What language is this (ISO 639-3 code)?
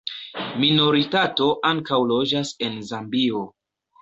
epo